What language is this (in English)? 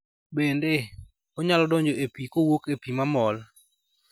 Luo (Kenya and Tanzania)